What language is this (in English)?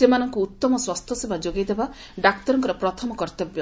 Odia